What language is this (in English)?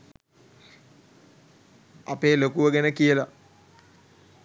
Sinhala